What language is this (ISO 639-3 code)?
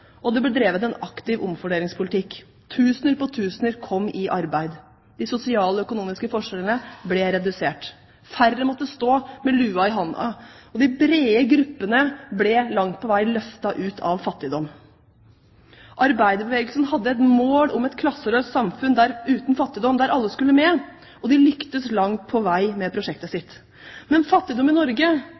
nob